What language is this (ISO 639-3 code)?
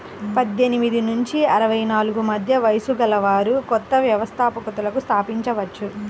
tel